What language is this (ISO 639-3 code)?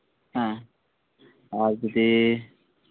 sat